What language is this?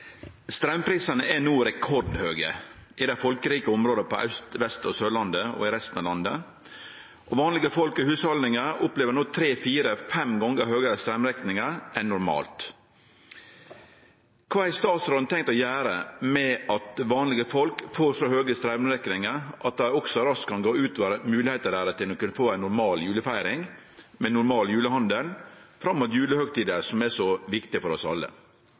Norwegian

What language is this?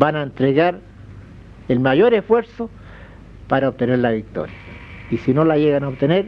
Spanish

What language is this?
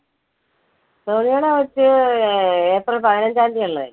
Malayalam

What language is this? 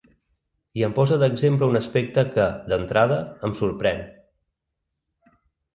Catalan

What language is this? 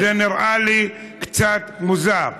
Hebrew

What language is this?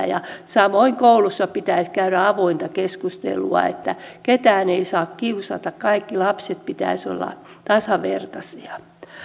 Finnish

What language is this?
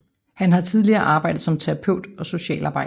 Danish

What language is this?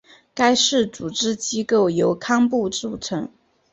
Chinese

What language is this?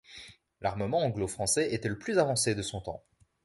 French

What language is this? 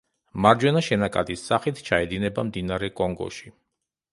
Georgian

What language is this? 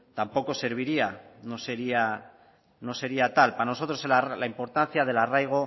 Spanish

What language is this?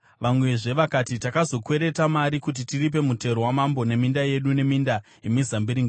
Shona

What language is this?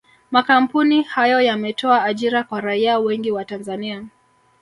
Swahili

